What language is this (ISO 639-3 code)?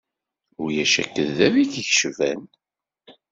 kab